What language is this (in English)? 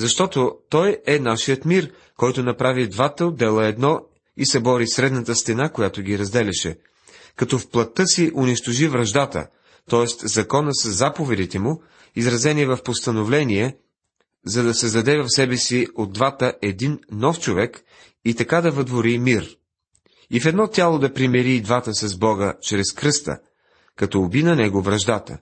Bulgarian